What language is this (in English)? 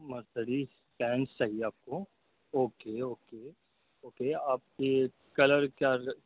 Urdu